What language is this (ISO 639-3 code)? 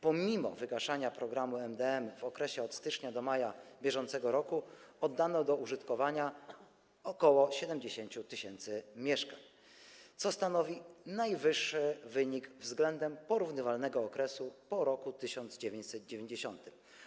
pol